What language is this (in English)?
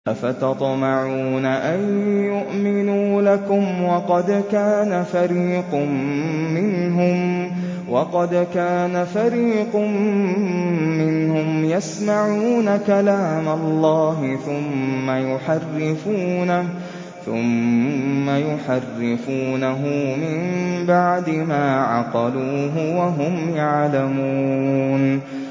Arabic